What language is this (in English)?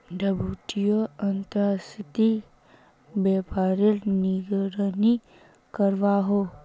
Magahi